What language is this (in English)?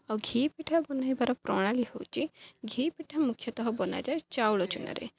Odia